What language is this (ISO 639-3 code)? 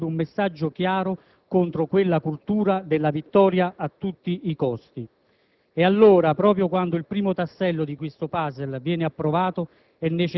ita